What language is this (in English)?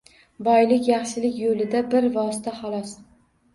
Uzbek